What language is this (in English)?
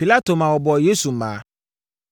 Akan